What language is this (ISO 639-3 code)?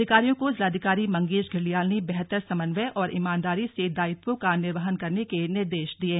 hin